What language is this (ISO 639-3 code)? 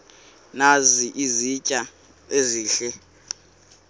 xho